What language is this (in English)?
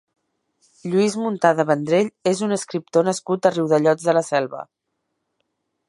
Catalan